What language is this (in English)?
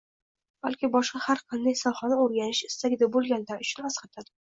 Uzbek